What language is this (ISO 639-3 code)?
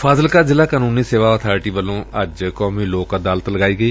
pan